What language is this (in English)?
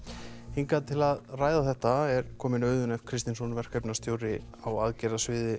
Icelandic